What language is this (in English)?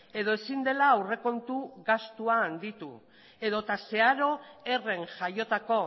Basque